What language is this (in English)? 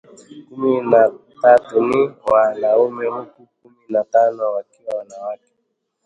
Swahili